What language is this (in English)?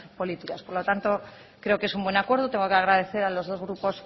Spanish